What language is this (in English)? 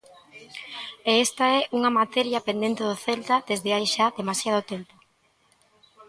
Galician